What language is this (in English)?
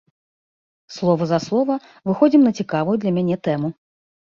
Belarusian